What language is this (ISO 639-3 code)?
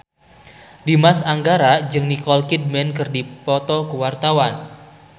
sun